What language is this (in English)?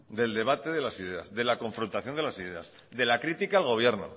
Spanish